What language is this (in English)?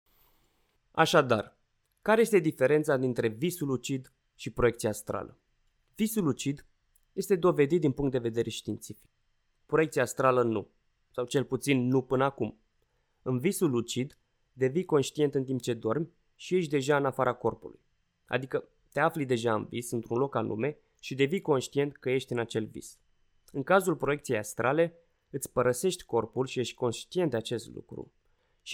Romanian